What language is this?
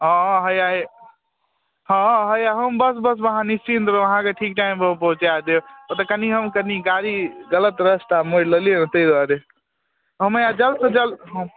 Maithili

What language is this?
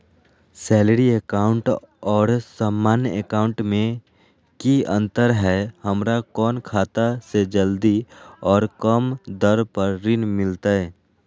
Magahi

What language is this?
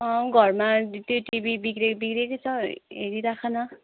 Nepali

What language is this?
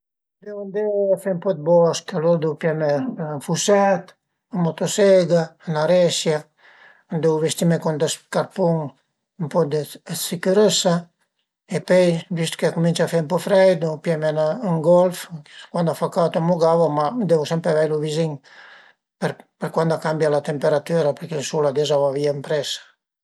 Piedmontese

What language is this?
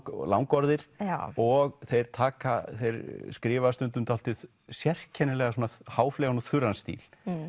Icelandic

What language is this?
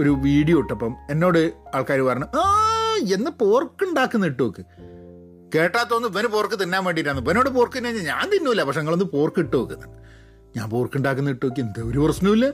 Malayalam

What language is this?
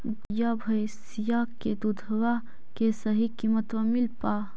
Magahi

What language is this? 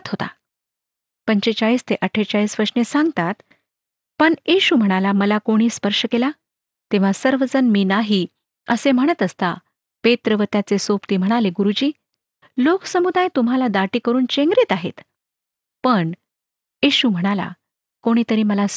Marathi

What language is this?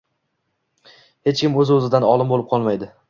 Uzbek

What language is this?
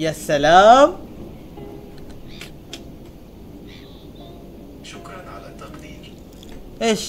Arabic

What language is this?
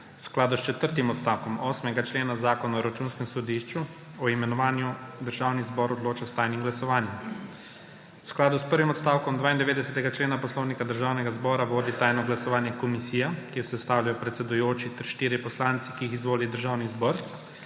Slovenian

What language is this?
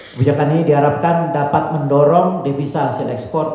Indonesian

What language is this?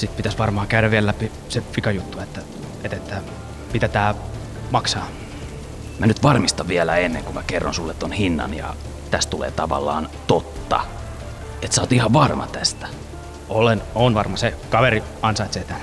Finnish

